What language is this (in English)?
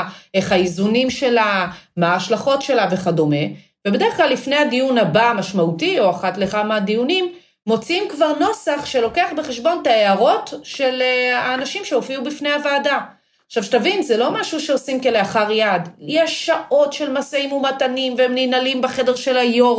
Hebrew